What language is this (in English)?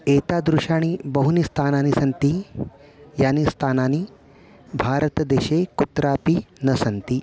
Sanskrit